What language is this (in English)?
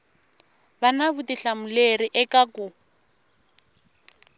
Tsonga